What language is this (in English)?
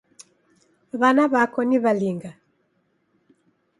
Taita